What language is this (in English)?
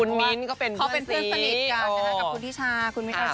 Thai